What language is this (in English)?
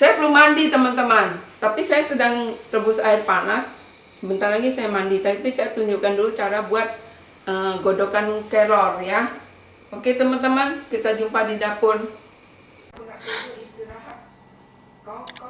Indonesian